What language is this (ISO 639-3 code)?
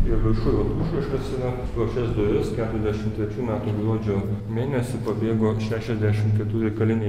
lit